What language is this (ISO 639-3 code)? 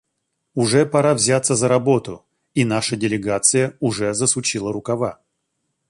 rus